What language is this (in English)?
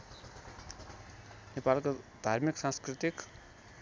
Nepali